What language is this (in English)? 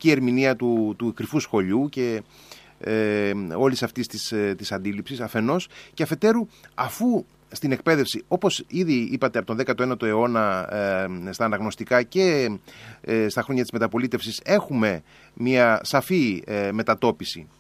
Greek